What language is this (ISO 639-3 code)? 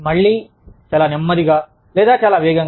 tel